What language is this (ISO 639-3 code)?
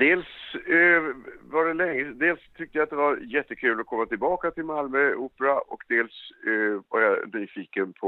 swe